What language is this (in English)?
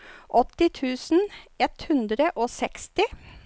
Norwegian